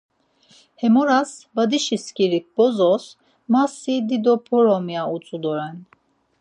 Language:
Laz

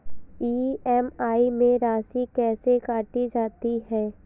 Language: Hindi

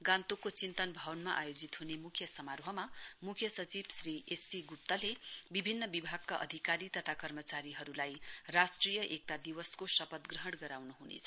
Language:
Nepali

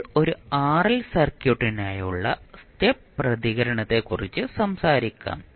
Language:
Malayalam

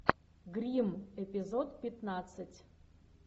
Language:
Russian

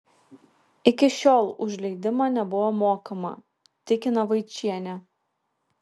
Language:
Lithuanian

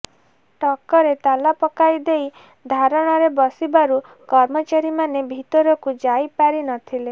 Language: Odia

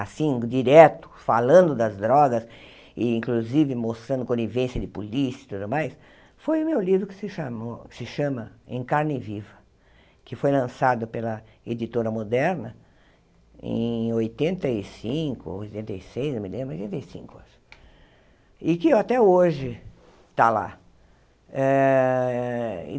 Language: Portuguese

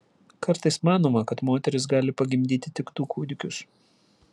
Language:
Lithuanian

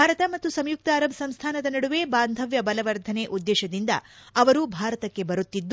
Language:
Kannada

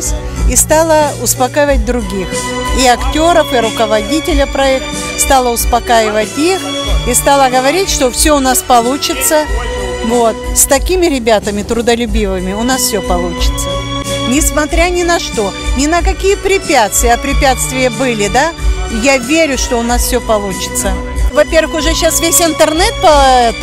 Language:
Russian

